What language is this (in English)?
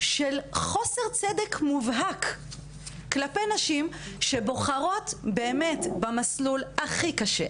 Hebrew